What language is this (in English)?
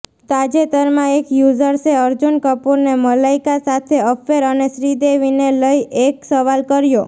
Gujarati